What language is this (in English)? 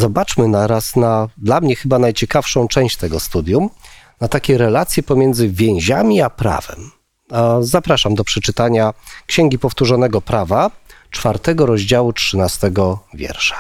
Polish